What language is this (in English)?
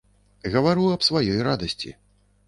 Belarusian